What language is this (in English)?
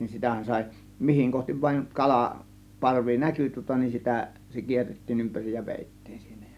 Finnish